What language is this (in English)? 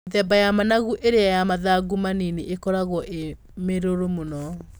Kikuyu